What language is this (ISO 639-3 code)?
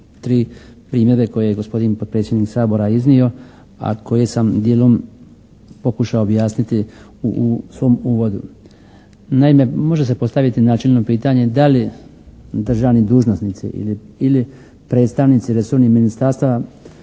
hrv